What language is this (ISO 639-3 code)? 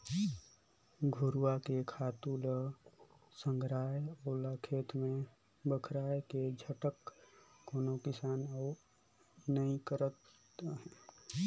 hne